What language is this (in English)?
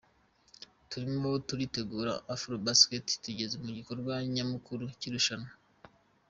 Kinyarwanda